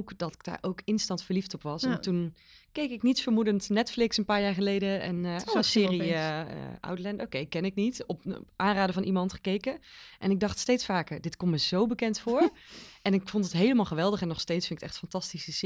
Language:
Dutch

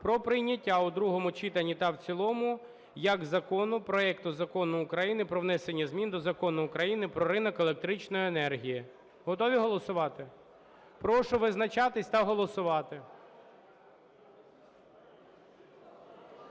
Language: Ukrainian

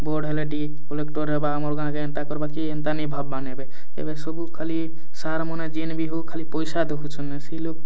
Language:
Odia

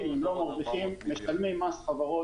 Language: Hebrew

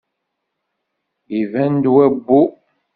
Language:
Kabyle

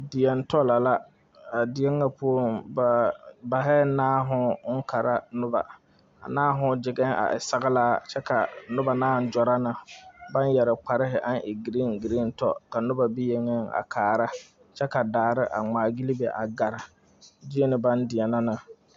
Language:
Southern Dagaare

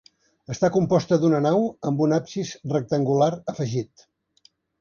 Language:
Catalan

